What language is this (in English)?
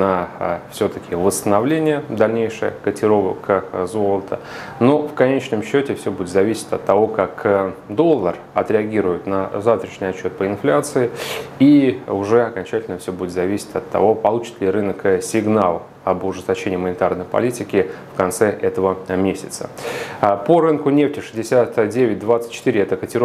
Russian